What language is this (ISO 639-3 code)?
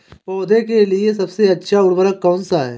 hin